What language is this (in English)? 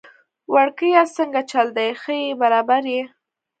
Pashto